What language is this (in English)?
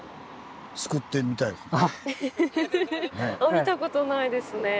Japanese